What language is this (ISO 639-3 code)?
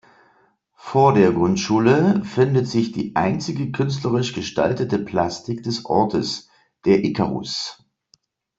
deu